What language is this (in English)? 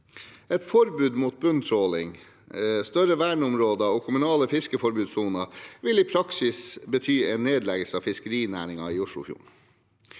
Norwegian